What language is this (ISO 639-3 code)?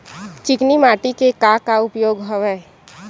hne